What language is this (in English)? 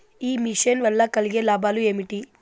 Telugu